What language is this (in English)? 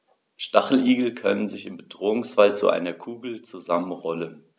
German